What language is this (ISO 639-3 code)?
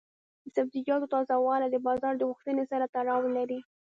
pus